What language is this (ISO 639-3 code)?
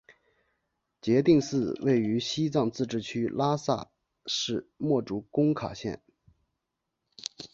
zho